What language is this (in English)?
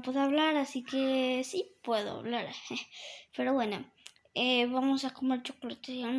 Spanish